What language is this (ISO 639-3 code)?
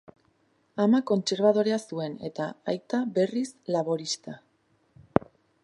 eus